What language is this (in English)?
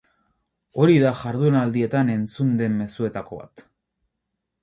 Basque